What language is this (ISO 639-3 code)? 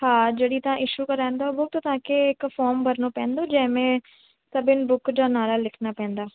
snd